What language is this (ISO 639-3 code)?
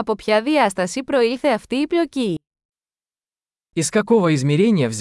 ell